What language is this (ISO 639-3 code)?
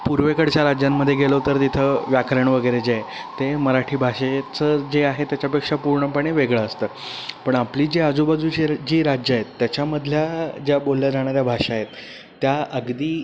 mar